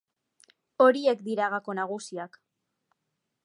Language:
Basque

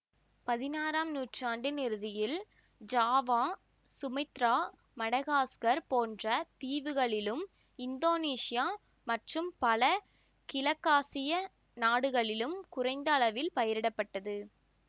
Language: Tamil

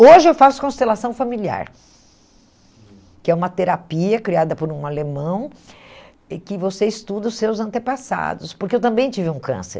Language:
Portuguese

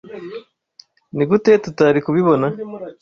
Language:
Kinyarwanda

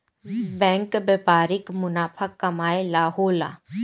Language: Bhojpuri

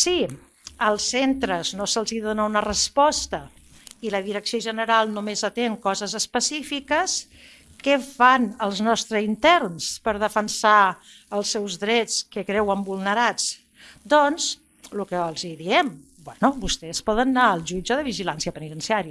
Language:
Catalan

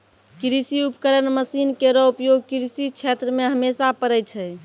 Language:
Maithili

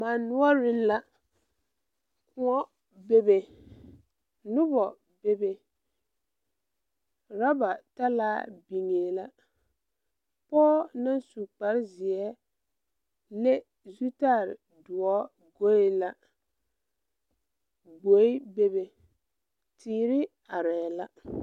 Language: Southern Dagaare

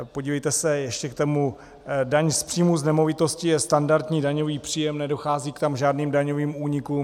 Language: Czech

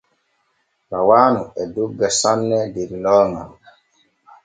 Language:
Borgu Fulfulde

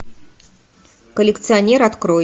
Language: Russian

